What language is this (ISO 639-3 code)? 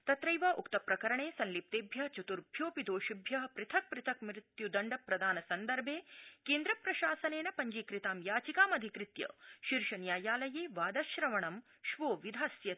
san